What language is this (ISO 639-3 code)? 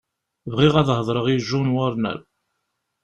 kab